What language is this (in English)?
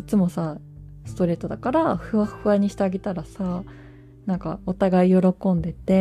Japanese